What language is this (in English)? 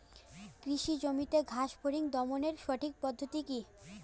Bangla